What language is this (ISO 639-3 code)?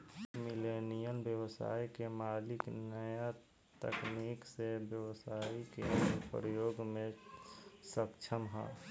bho